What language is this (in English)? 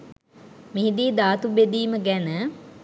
Sinhala